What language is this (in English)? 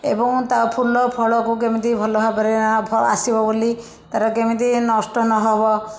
Odia